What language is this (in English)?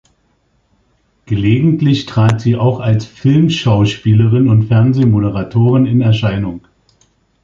German